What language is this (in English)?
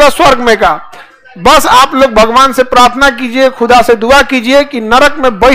Hindi